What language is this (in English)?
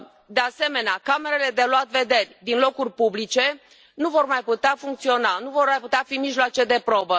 Romanian